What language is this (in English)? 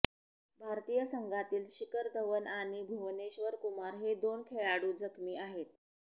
Marathi